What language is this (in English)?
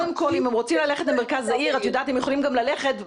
Hebrew